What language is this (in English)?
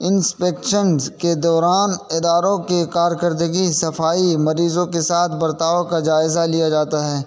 Urdu